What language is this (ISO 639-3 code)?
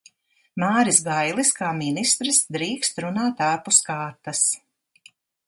lav